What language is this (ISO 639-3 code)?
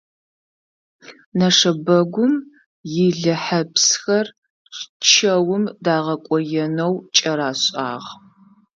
ady